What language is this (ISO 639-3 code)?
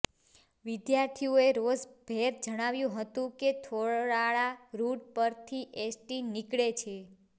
guj